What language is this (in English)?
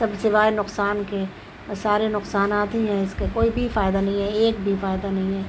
Urdu